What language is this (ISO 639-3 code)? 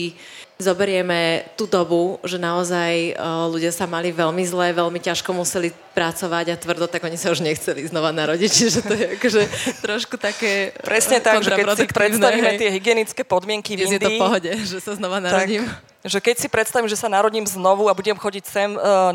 slk